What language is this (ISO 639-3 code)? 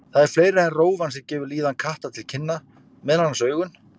isl